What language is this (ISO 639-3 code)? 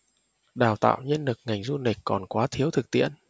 vie